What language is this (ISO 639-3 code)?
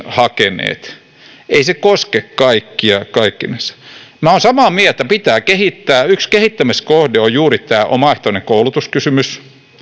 fin